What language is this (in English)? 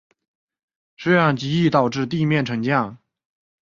Chinese